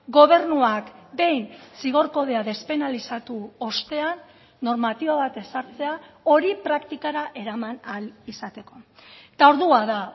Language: Basque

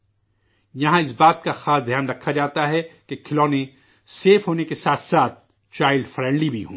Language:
Urdu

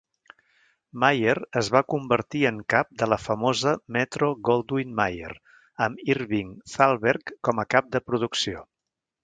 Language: Catalan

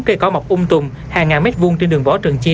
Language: Vietnamese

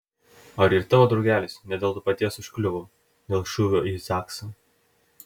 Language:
Lithuanian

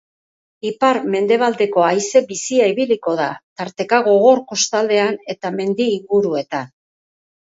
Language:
Basque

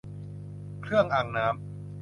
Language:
Thai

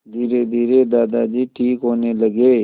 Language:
Hindi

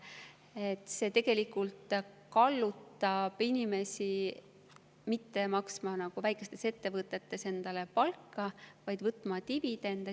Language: Estonian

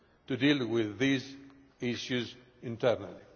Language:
English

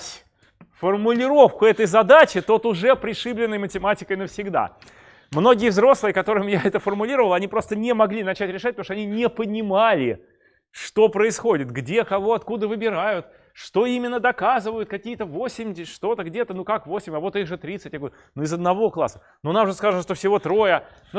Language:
Russian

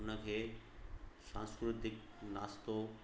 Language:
Sindhi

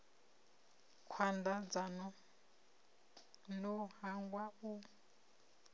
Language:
Venda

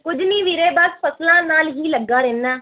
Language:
Punjabi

